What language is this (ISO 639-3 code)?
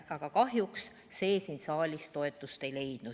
est